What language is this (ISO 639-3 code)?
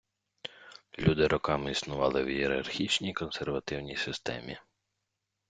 ukr